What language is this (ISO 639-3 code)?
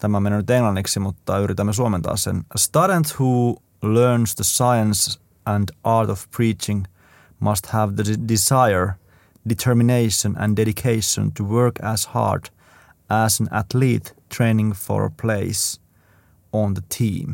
fin